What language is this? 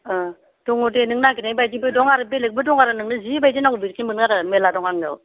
Bodo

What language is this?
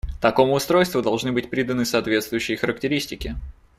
Russian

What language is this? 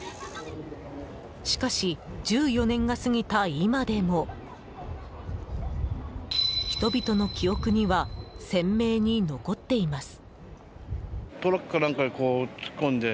Japanese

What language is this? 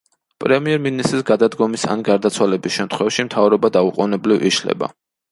Georgian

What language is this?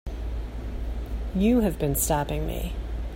English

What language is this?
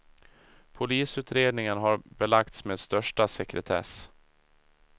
Swedish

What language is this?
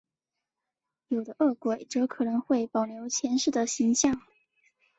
Chinese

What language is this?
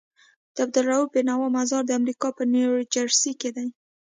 Pashto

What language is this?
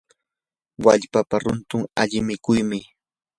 Yanahuanca Pasco Quechua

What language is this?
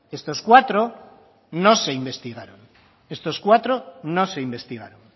Spanish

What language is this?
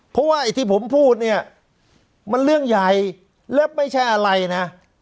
Thai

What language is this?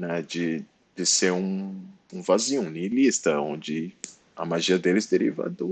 Portuguese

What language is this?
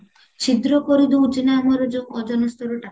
Odia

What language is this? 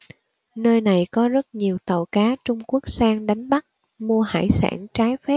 Vietnamese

